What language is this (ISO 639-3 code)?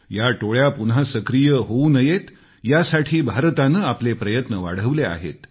mar